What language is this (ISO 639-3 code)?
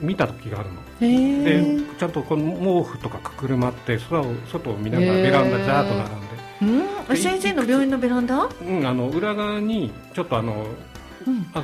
jpn